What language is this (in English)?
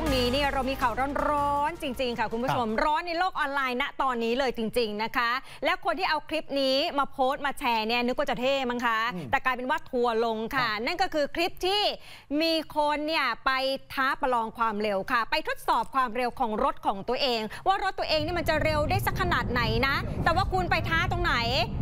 Thai